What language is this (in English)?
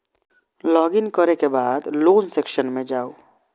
Maithili